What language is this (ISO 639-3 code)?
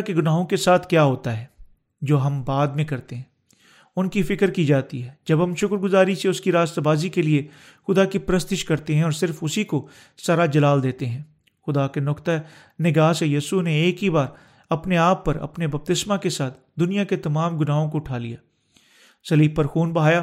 urd